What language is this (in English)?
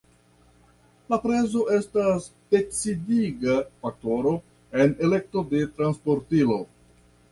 Esperanto